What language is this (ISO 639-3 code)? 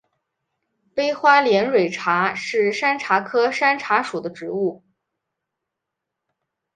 zho